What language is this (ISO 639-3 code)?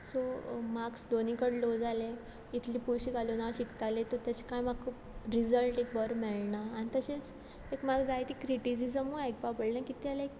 kok